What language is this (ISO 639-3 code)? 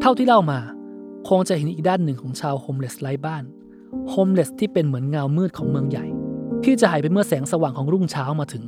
tha